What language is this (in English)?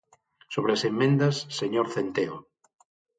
Galician